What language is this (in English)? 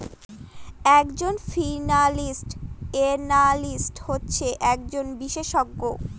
Bangla